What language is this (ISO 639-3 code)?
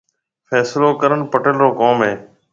mve